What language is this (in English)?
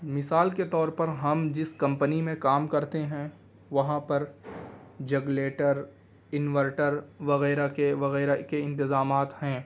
Urdu